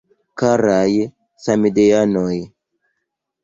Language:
Esperanto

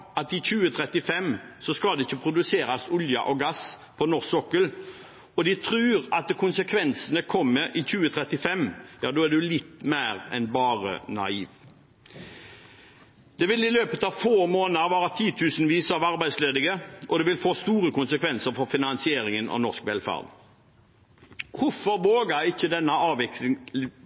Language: Norwegian Bokmål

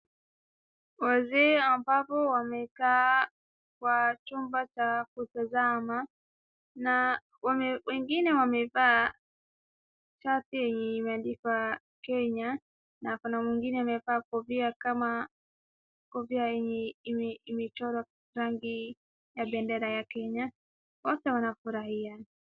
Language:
Swahili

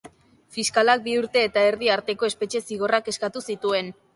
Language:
Basque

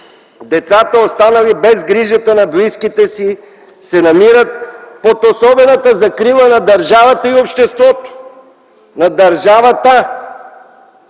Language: Bulgarian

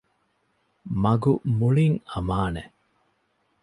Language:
Divehi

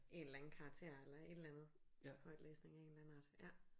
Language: Danish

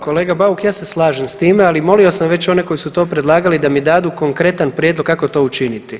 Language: Croatian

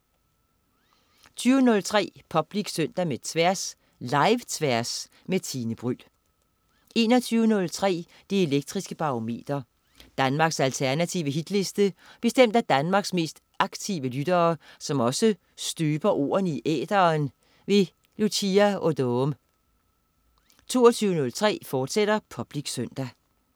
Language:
Danish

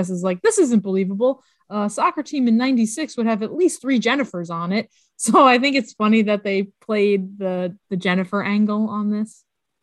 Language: English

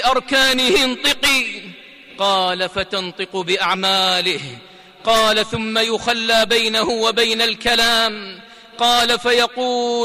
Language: Arabic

